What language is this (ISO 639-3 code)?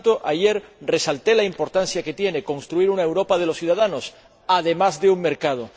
spa